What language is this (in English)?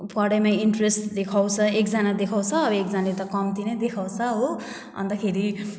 Nepali